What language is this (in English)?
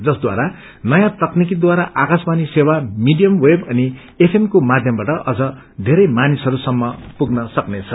Nepali